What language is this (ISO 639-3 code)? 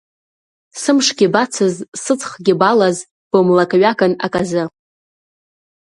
abk